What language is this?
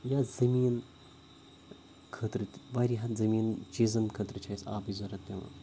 Kashmiri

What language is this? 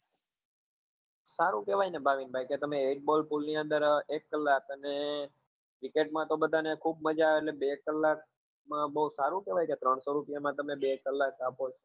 Gujarati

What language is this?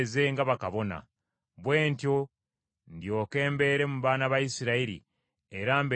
Ganda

